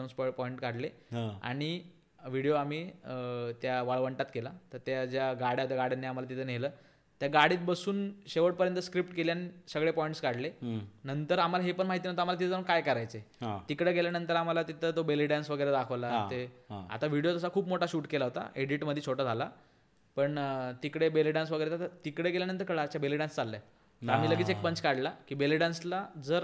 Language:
Marathi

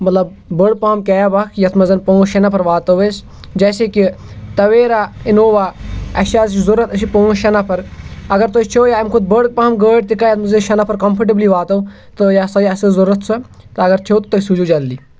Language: Kashmiri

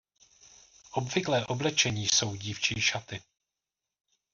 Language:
Czech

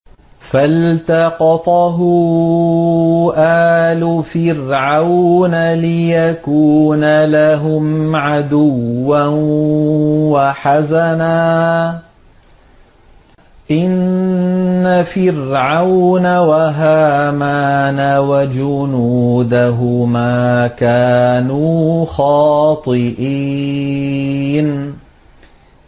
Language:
Arabic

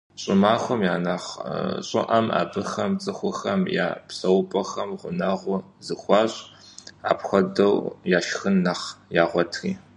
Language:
Kabardian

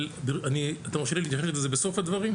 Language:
Hebrew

